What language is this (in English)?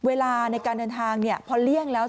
Thai